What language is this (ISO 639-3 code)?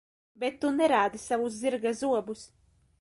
lav